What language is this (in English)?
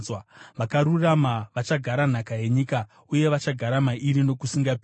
Shona